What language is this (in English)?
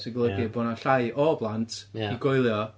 Welsh